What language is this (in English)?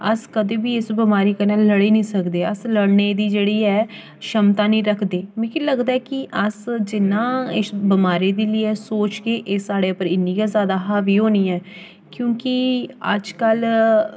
Dogri